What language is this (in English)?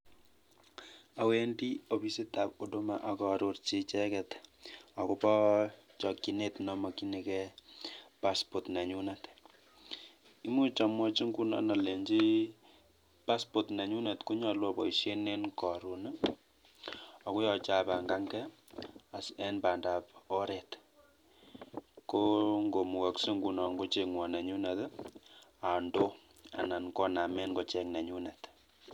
Kalenjin